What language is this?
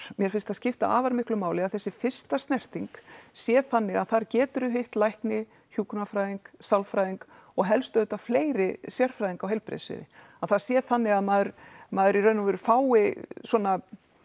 Icelandic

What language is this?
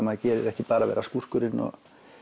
Icelandic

